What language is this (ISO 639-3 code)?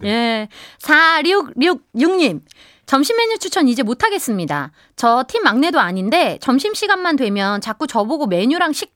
kor